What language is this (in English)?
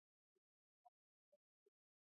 Asturian